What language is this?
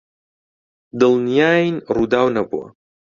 Central Kurdish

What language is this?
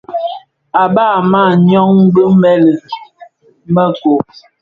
Bafia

